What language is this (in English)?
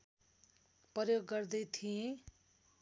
Nepali